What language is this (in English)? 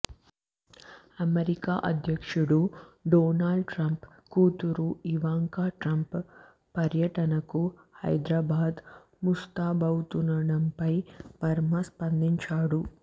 Telugu